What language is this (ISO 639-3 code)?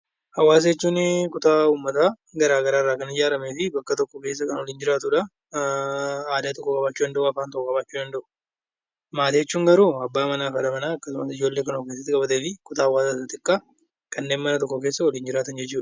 orm